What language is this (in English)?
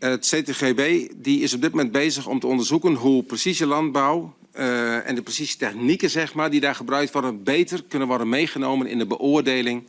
Dutch